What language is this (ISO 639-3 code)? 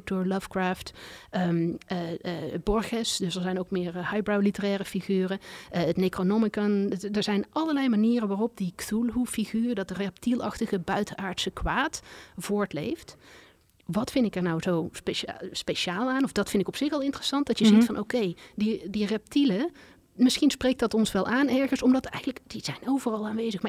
nld